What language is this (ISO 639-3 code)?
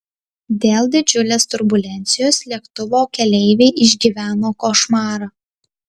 lit